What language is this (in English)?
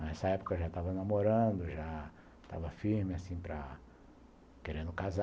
Portuguese